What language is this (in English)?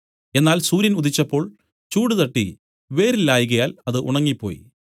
Malayalam